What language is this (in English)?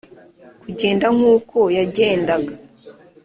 Kinyarwanda